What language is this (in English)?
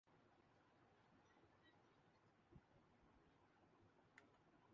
Urdu